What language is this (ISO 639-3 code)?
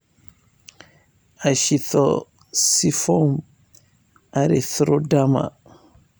som